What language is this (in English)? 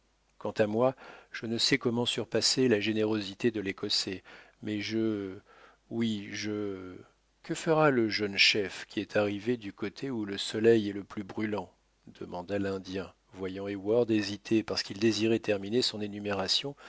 French